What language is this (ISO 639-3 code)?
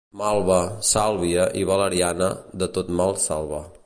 cat